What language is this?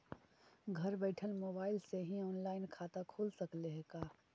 Magahi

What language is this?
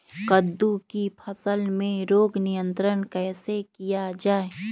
Magahi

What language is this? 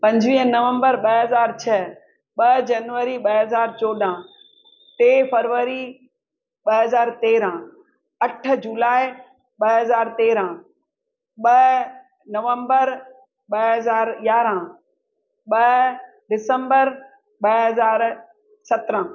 Sindhi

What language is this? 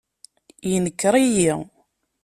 Kabyle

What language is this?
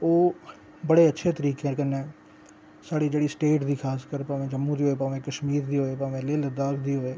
Dogri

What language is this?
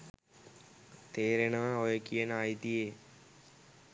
Sinhala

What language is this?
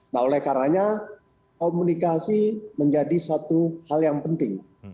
Indonesian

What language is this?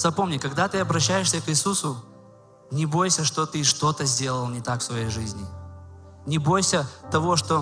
Russian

